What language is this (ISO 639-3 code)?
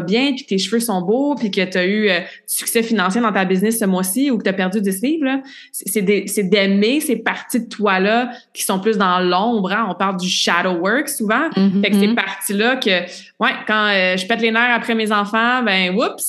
fra